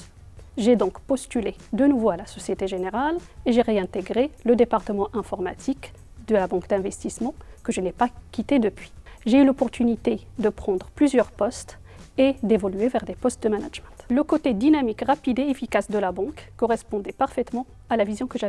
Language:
French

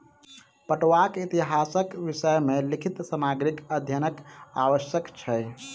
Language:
Maithili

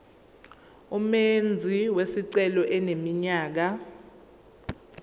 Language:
Zulu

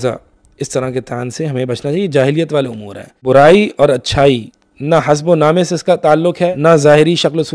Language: Hindi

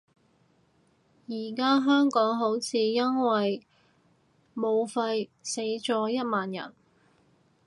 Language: Cantonese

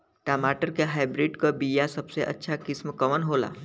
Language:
Bhojpuri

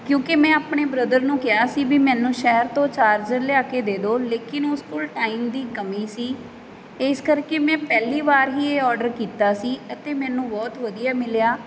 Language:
Punjabi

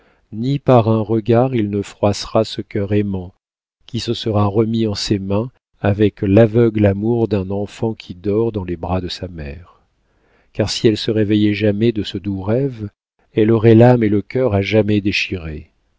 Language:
French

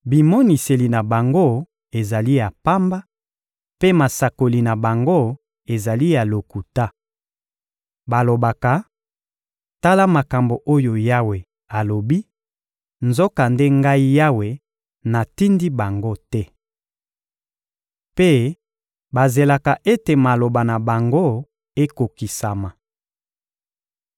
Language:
Lingala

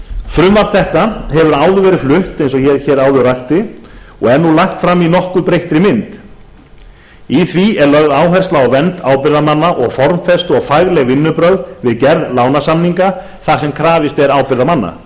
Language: Icelandic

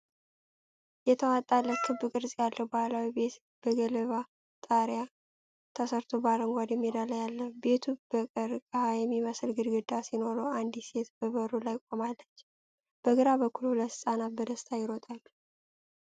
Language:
Amharic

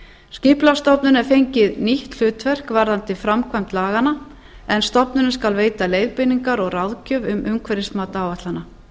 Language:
Icelandic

